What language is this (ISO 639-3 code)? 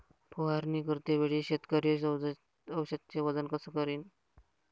mar